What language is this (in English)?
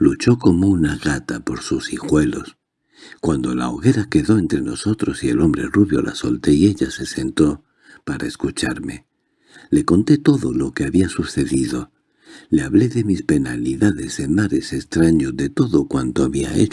Spanish